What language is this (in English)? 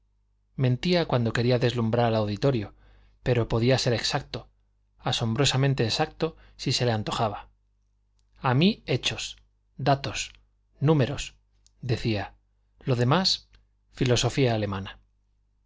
Spanish